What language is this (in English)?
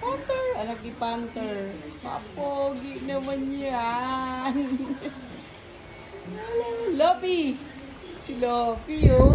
Filipino